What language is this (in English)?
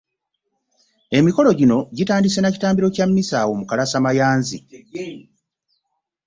Ganda